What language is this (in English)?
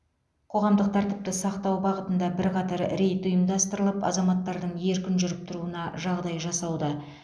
Kazakh